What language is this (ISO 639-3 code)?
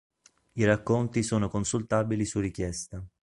ita